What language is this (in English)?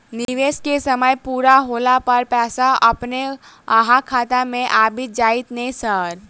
Maithili